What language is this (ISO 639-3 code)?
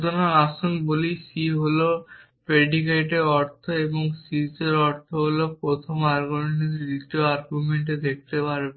ben